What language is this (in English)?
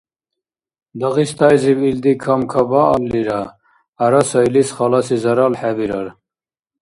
Dargwa